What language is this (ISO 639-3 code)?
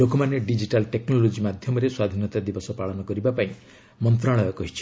ori